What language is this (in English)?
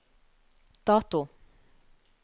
Norwegian